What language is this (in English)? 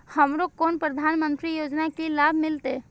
Maithili